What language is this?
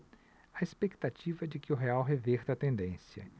Portuguese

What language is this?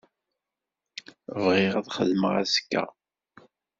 Kabyle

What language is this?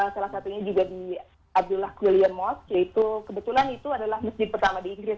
Indonesian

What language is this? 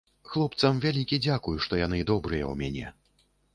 Belarusian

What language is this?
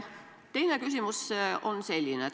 Estonian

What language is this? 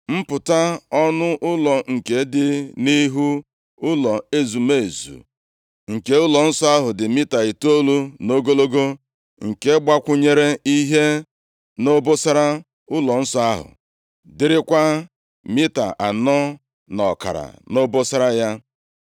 Igbo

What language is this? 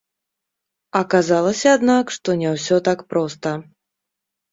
Belarusian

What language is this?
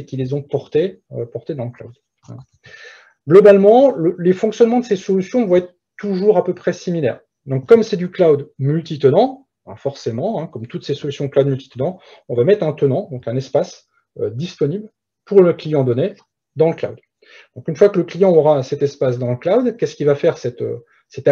French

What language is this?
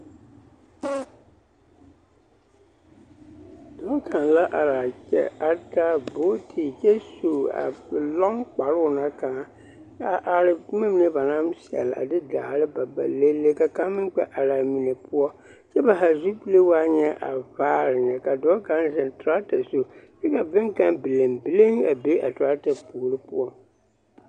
Southern Dagaare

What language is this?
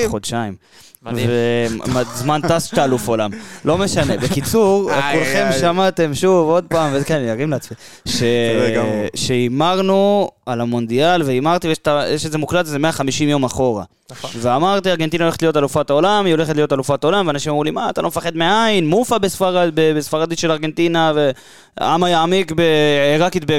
Hebrew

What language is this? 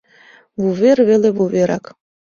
Mari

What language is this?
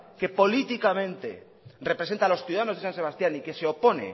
Spanish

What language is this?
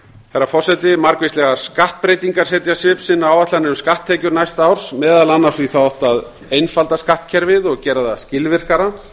Icelandic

